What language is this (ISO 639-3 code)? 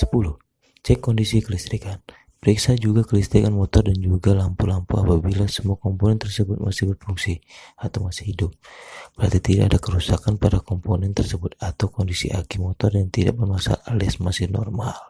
ind